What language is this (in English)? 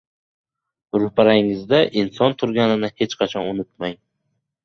Uzbek